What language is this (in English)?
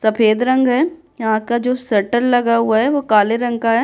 Hindi